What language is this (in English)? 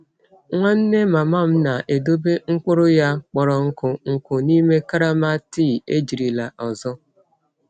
Igbo